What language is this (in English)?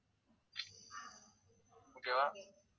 Tamil